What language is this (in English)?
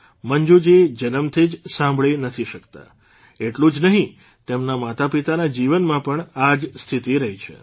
Gujarati